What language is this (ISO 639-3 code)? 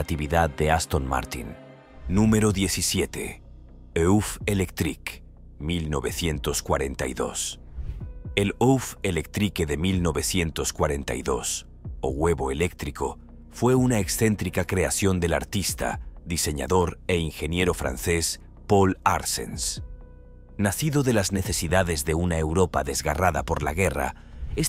spa